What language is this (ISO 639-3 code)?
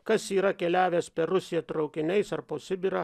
lit